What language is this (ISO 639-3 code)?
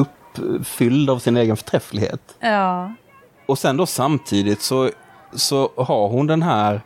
swe